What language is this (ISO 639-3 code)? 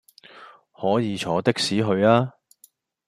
yue